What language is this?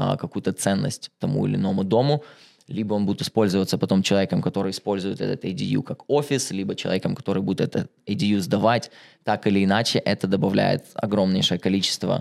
Russian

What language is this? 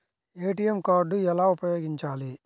Telugu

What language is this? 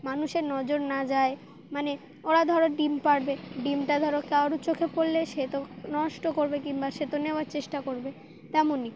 Bangla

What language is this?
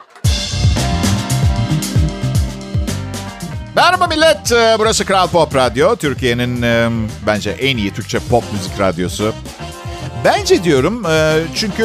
Turkish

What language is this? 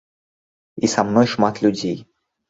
Belarusian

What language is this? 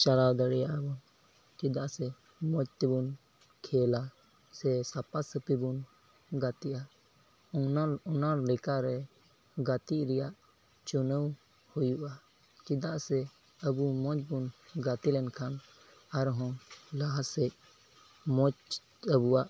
Santali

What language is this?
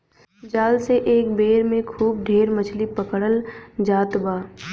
Bhojpuri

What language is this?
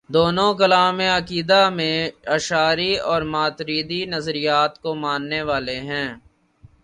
Urdu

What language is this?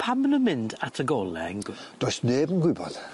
Welsh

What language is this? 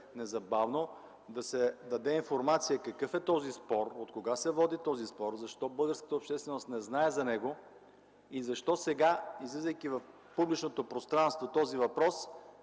Bulgarian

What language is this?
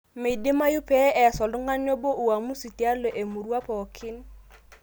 Masai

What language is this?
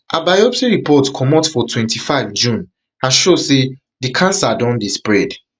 Nigerian Pidgin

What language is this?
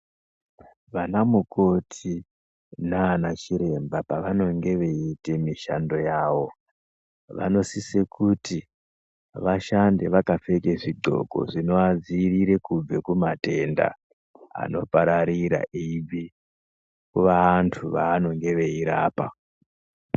Ndau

